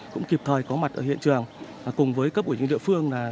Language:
Vietnamese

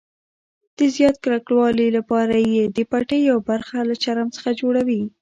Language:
Pashto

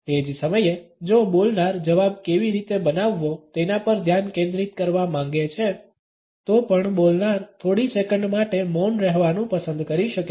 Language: Gujarati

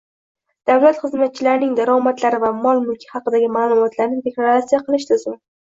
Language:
Uzbek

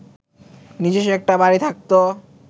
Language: Bangla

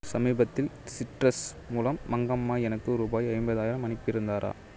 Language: Tamil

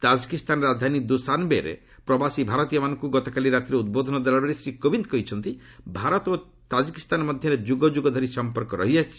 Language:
Odia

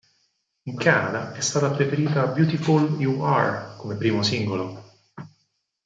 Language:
Italian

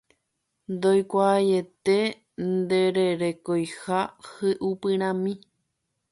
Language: Guarani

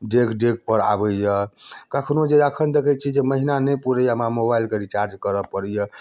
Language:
Maithili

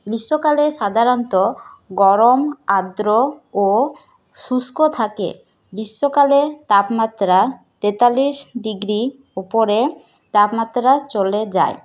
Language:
Bangla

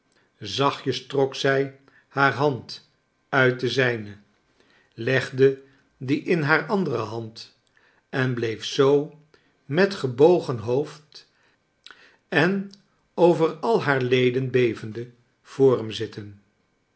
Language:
Dutch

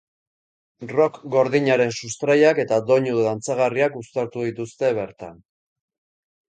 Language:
Basque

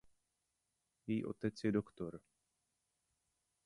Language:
Czech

